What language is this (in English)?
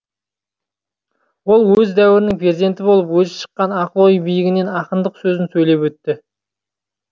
Kazakh